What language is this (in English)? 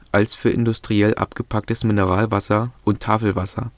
German